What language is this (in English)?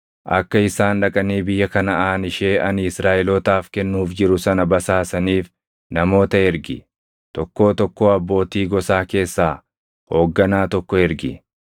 Oromo